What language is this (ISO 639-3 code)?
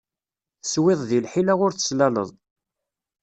kab